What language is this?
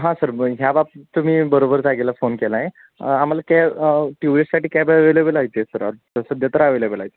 Marathi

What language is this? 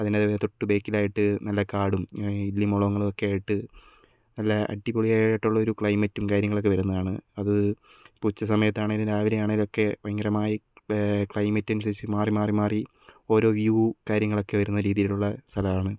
Malayalam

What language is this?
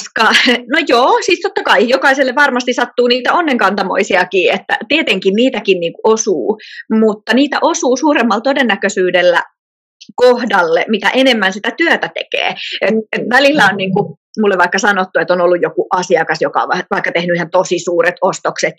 Finnish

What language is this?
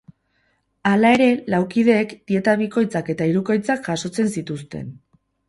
Basque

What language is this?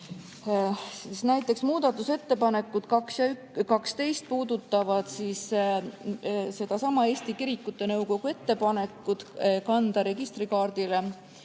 Estonian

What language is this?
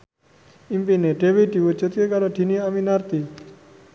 Javanese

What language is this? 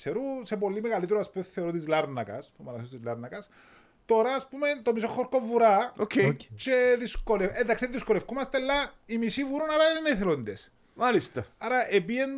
Greek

